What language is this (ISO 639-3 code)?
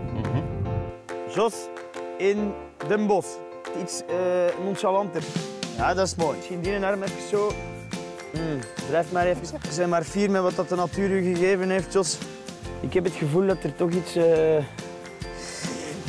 nld